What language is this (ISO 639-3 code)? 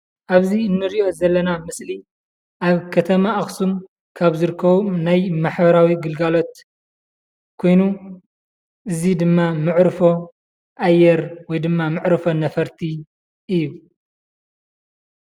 tir